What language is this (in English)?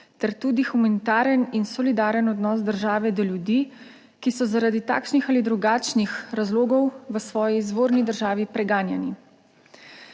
Slovenian